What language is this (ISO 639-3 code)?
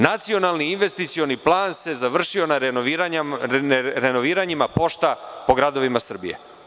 srp